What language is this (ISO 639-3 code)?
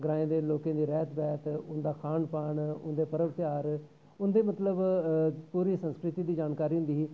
doi